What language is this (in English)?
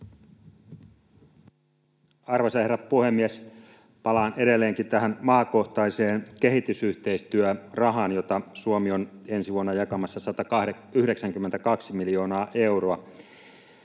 Finnish